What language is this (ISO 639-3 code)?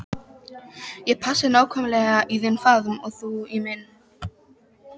isl